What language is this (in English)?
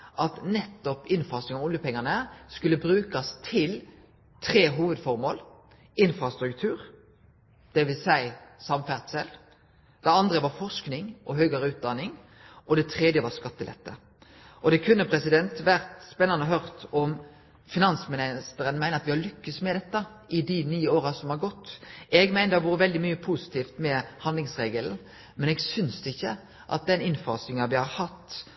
Norwegian Nynorsk